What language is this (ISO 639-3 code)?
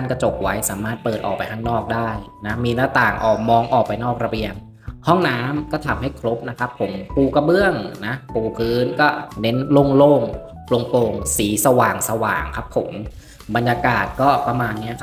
tha